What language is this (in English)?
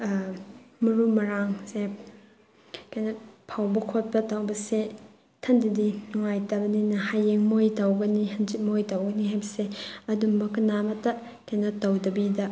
Manipuri